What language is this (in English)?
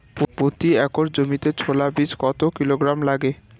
Bangla